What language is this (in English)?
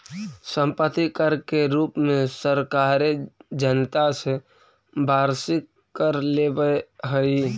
Magahi